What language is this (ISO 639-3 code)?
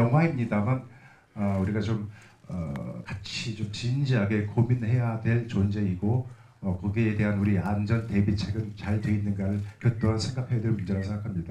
kor